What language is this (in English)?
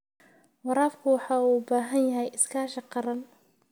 Somali